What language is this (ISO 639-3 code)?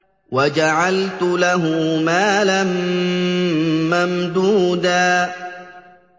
ara